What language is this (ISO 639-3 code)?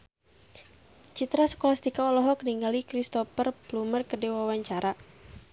sun